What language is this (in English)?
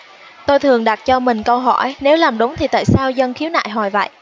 Vietnamese